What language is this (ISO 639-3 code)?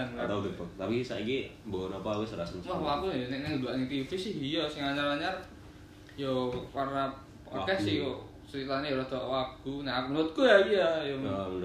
ind